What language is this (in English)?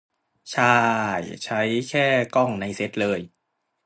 Thai